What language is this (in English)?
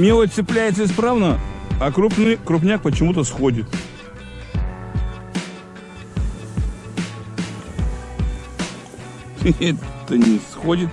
Russian